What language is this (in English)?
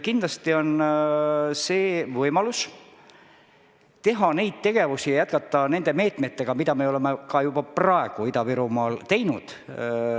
Estonian